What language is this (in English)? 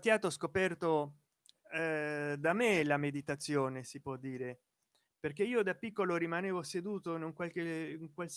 Italian